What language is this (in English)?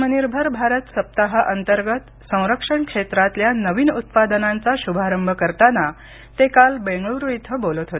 Marathi